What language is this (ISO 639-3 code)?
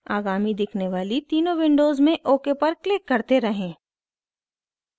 hin